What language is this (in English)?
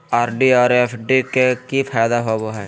Magahi